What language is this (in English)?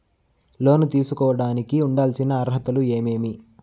Telugu